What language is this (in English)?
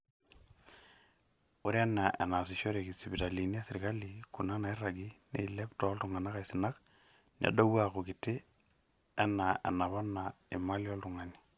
Masai